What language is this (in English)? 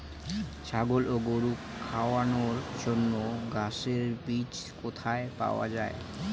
Bangla